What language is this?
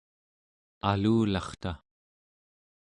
Central Yupik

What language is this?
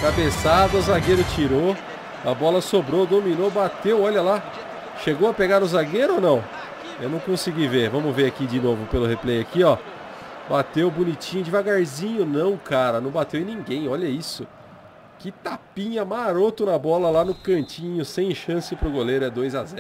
Portuguese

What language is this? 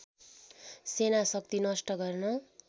Nepali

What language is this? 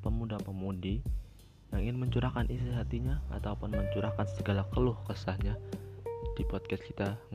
Indonesian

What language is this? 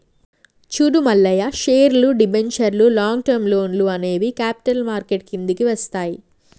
Telugu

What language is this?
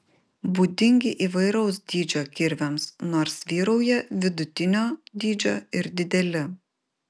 Lithuanian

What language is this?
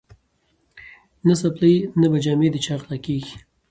Pashto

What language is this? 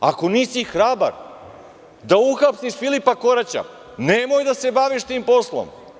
Serbian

